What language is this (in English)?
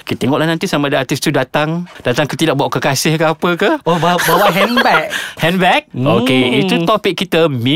Malay